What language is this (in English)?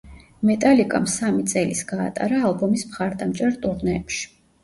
Georgian